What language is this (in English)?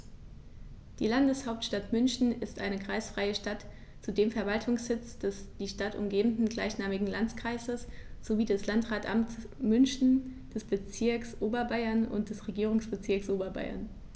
German